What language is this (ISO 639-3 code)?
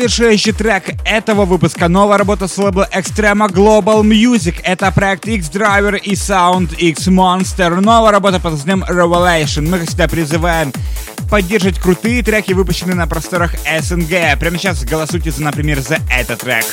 rus